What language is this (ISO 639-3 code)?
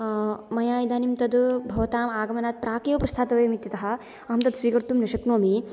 san